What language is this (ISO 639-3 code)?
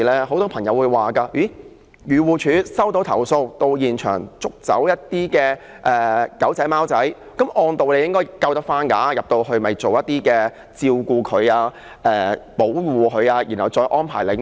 yue